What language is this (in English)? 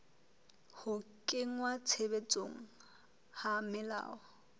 Southern Sotho